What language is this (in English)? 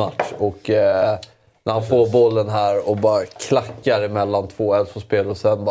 Swedish